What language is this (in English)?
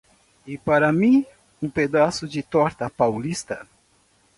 Portuguese